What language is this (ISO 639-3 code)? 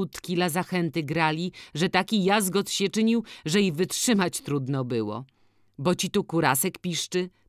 pol